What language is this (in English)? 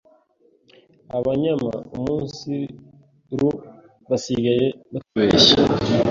Kinyarwanda